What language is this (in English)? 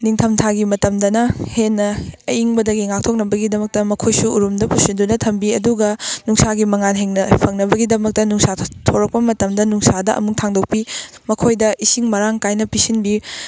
Manipuri